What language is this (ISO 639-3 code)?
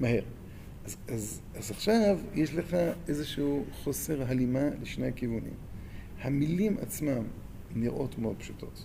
heb